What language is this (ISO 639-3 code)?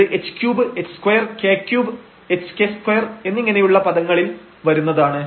mal